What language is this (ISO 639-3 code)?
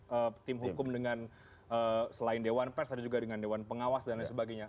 ind